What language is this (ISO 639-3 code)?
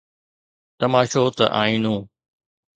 snd